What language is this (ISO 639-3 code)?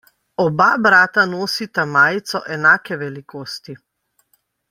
slv